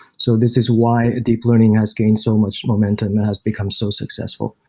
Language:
English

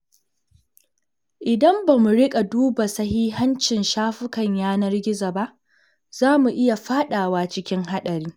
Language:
Hausa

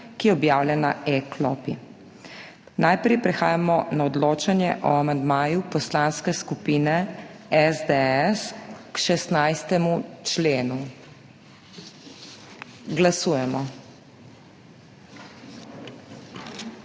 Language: Slovenian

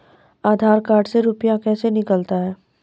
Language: Maithili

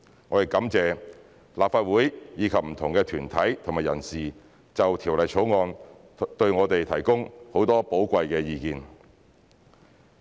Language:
Cantonese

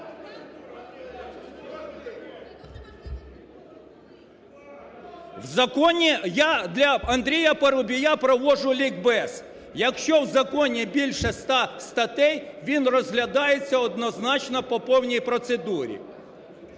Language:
Ukrainian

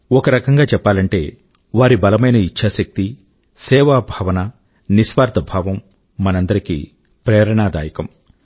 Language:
Telugu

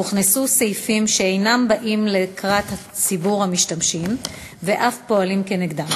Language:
Hebrew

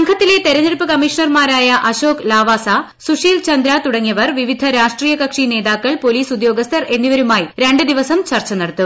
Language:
Malayalam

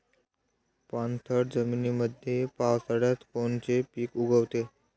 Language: Marathi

